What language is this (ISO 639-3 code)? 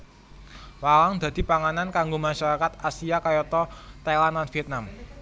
jav